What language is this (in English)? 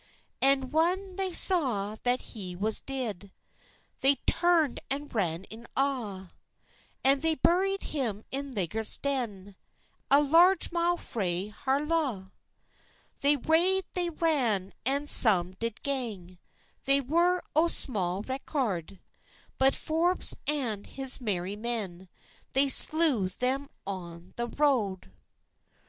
English